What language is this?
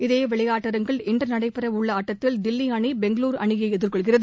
Tamil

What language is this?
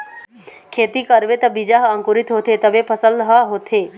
Chhattisgarhi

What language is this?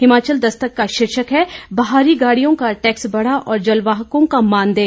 Hindi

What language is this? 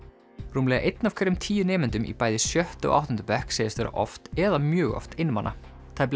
Icelandic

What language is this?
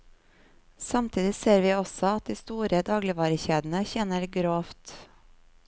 Norwegian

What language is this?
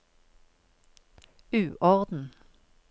Norwegian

